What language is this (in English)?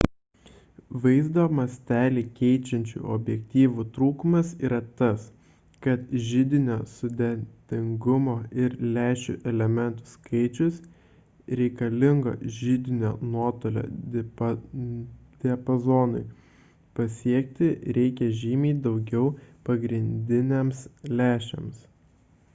Lithuanian